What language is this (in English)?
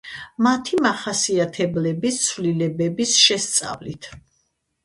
Georgian